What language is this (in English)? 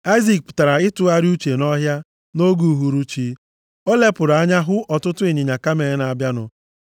Igbo